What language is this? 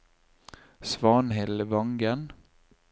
Norwegian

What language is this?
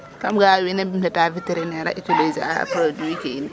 Serer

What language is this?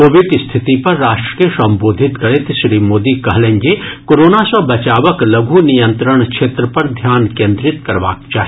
Maithili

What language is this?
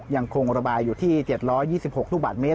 Thai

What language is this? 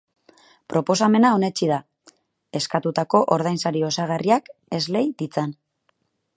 Basque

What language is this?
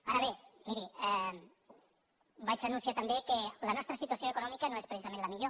Catalan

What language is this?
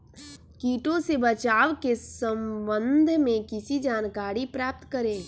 Magahi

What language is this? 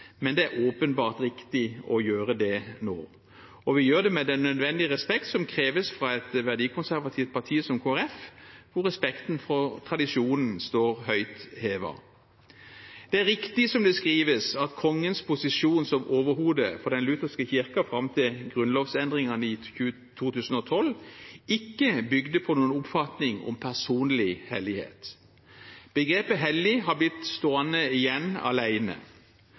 Norwegian Bokmål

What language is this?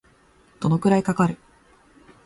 Japanese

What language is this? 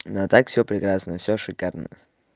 Russian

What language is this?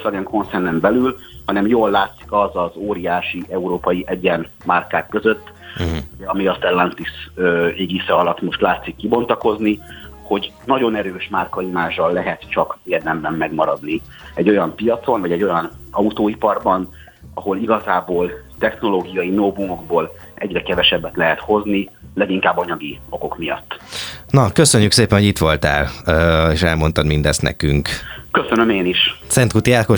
Hungarian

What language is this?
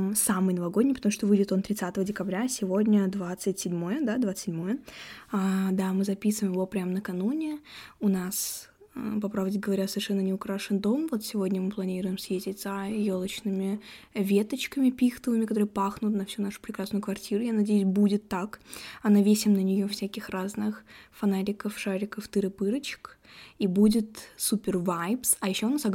Russian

